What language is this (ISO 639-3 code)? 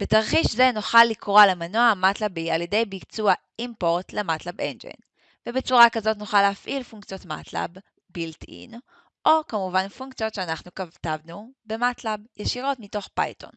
heb